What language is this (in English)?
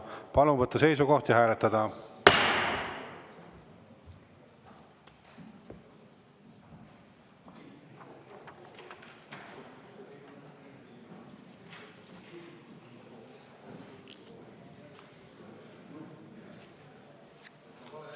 Estonian